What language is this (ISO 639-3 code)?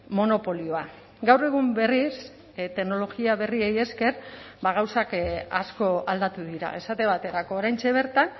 eus